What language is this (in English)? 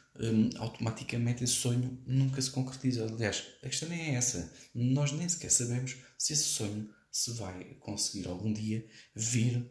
Portuguese